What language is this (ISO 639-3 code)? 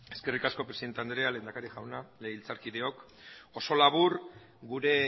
eus